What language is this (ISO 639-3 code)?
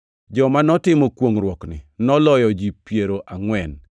luo